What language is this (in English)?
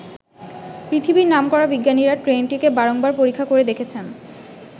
Bangla